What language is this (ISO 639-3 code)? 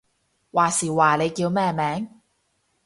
yue